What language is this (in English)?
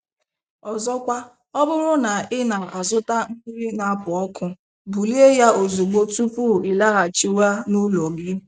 Igbo